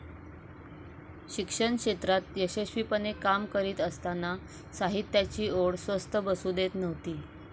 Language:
Marathi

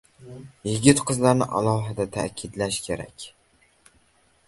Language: Uzbek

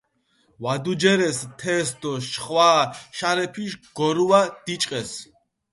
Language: Mingrelian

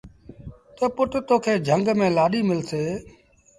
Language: Sindhi Bhil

